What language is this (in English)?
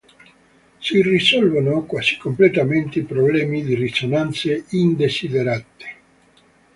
Italian